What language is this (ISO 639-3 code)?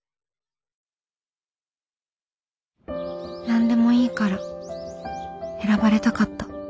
jpn